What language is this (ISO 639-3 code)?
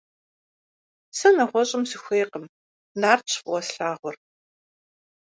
kbd